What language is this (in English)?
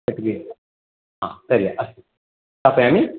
Sanskrit